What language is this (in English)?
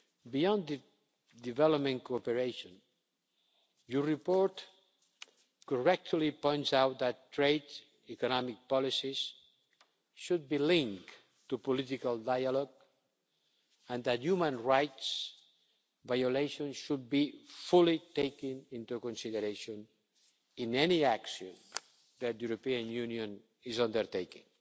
English